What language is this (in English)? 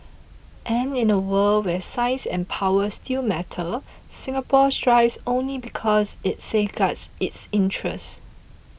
English